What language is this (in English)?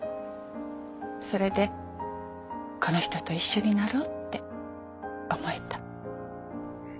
Japanese